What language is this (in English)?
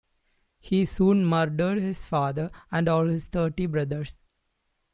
English